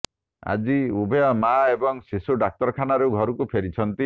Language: Odia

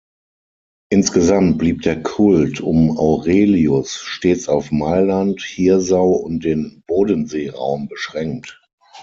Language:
German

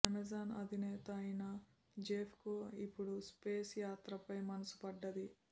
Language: Telugu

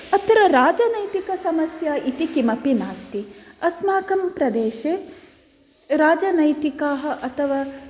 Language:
Sanskrit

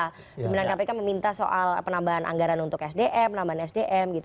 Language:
Indonesian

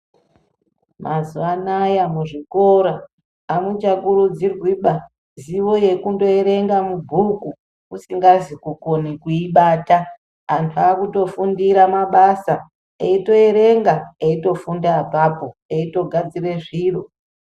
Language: Ndau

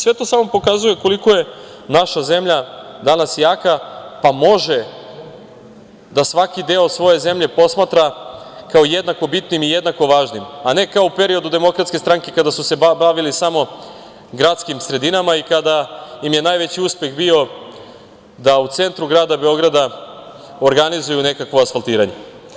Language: Serbian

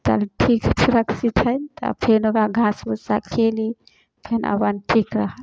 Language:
Maithili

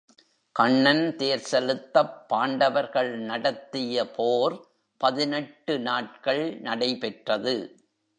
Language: Tamil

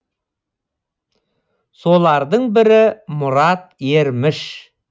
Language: Kazakh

